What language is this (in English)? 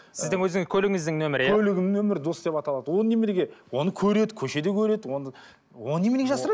Kazakh